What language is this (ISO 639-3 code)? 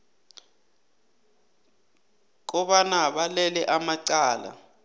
nbl